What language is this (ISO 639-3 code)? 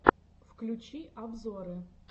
rus